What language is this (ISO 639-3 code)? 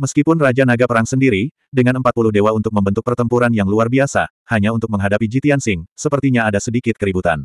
ind